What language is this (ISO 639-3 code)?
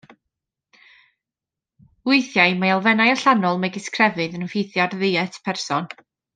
cym